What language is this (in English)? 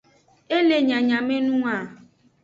Aja (Benin)